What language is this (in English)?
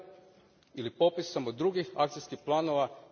Croatian